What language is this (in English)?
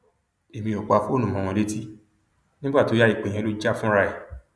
Yoruba